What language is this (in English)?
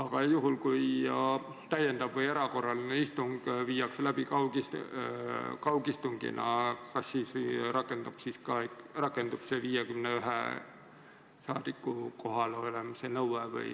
Estonian